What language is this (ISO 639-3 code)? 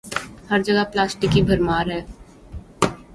urd